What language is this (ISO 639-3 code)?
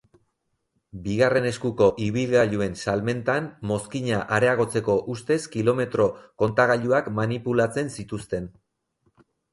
eus